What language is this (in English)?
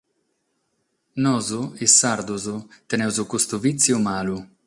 Sardinian